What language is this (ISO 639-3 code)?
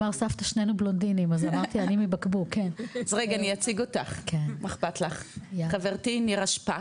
heb